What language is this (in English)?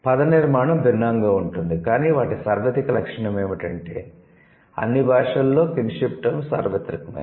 Telugu